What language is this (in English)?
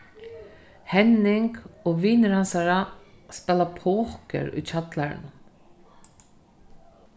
Faroese